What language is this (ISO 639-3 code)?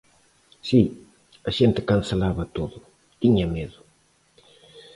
glg